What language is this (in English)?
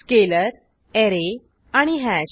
Marathi